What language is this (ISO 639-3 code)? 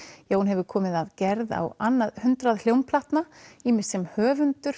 isl